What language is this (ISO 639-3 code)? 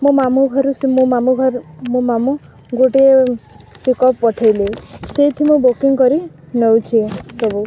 ori